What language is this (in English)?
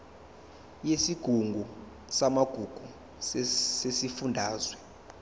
Zulu